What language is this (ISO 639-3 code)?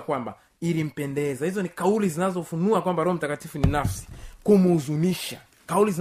swa